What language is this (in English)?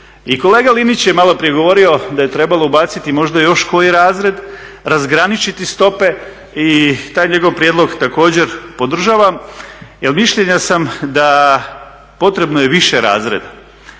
Croatian